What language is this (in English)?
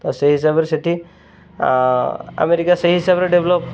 Odia